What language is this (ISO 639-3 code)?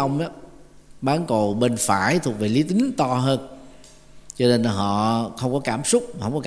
vie